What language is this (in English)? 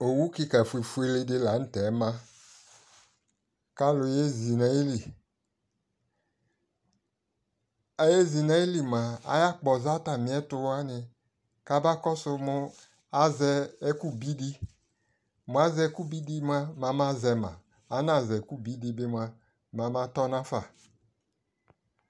Ikposo